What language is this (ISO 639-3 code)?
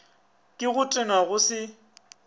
nso